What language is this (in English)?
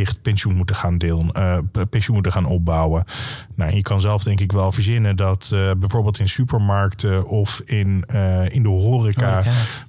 Dutch